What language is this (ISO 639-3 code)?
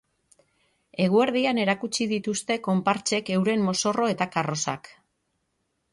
eus